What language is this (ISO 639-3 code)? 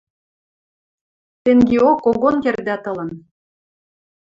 mrj